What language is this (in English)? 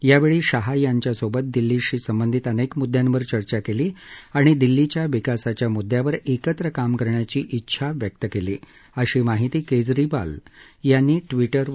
Marathi